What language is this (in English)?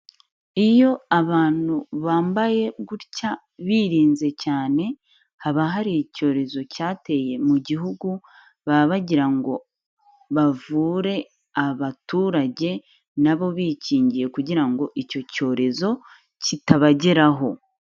Kinyarwanda